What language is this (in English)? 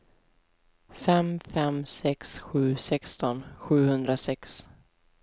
Swedish